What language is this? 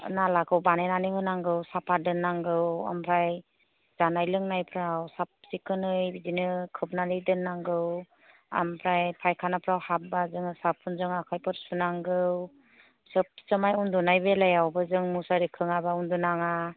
Bodo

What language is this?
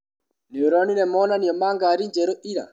Kikuyu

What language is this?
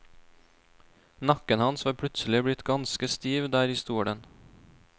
Norwegian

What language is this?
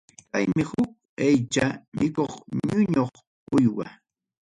Ayacucho Quechua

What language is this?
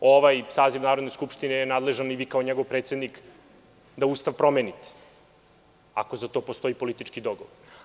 Serbian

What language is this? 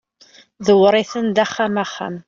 Kabyle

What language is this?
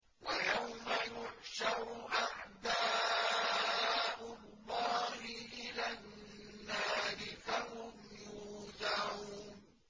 Arabic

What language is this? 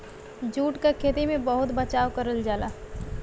Bhojpuri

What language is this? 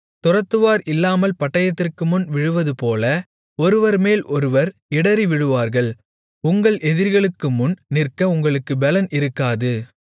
Tamil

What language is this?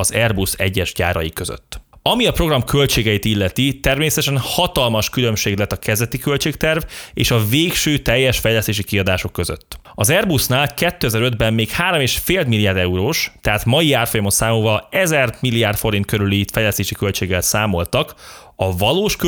Hungarian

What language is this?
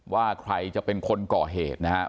Thai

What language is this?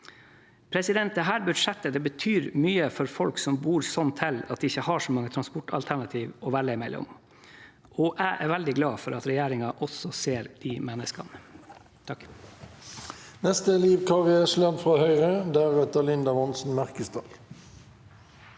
Norwegian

